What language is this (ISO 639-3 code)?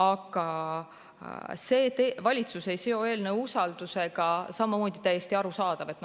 est